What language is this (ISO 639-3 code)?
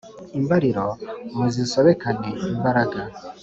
kin